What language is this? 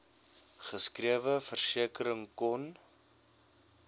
Afrikaans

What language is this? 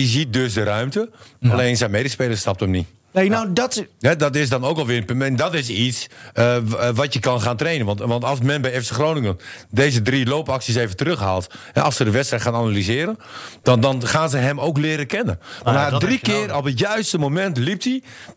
Dutch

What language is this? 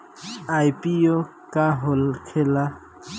Bhojpuri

